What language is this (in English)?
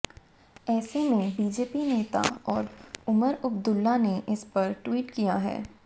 Hindi